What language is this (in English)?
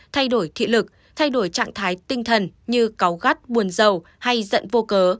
Vietnamese